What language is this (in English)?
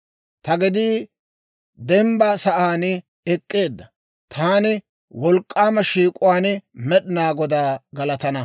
Dawro